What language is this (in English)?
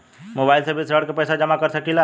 Bhojpuri